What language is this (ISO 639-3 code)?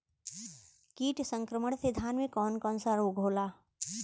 bho